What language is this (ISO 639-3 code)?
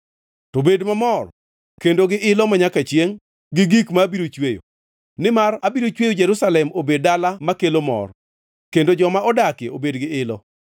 luo